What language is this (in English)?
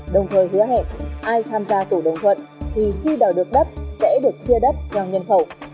Vietnamese